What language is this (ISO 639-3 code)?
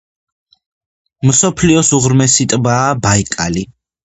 kat